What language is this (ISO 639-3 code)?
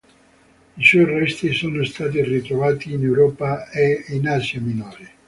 ita